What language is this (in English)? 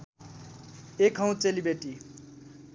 Nepali